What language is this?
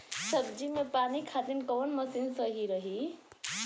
Bhojpuri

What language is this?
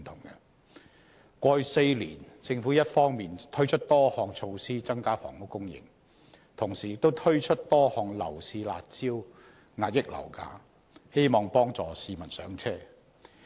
Cantonese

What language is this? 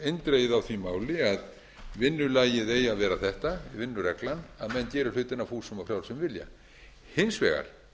Icelandic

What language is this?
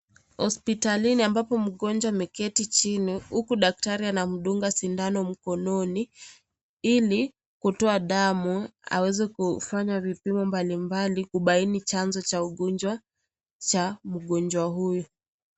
Swahili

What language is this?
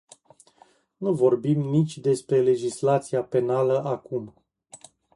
Romanian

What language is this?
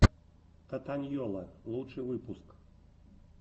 Russian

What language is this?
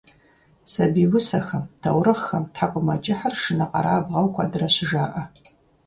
Kabardian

